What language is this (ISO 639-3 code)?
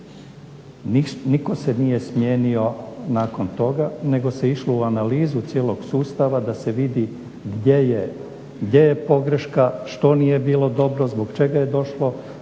hrv